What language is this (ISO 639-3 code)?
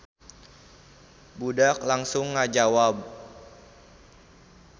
sun